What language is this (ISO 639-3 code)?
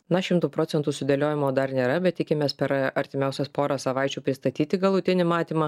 lit